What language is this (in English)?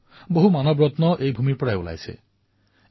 Assamese